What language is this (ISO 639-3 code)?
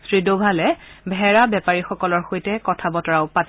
asm